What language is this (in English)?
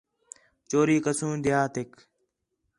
Khetrani